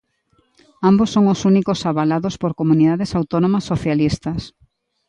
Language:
Galician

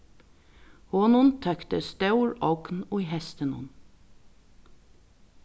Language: Faroese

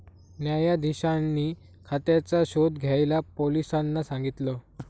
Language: Marathi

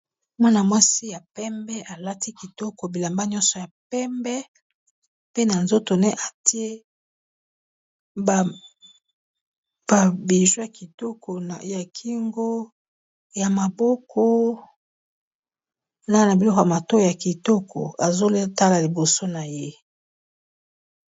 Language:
Lingala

